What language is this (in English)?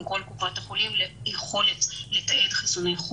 Hebrew